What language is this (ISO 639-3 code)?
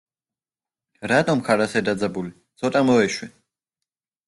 kat